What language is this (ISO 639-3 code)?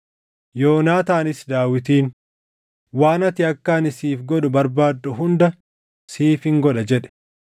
orm